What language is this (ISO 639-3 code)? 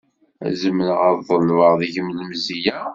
kab